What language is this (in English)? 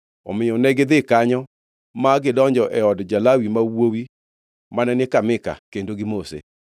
Luo (Kenya and Tanzania)